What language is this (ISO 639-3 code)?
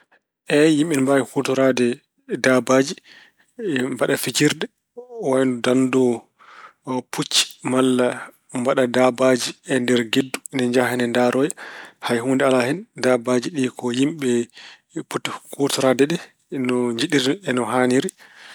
ful